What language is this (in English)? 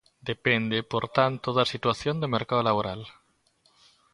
Galician